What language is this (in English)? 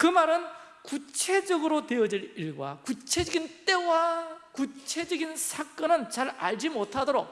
Korean